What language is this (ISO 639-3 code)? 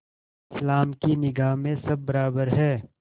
hin